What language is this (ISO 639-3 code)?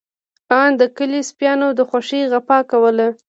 pus